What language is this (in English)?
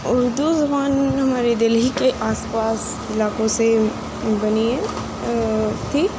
Urdu